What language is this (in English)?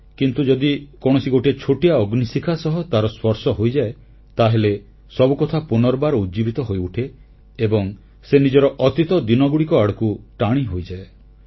Odia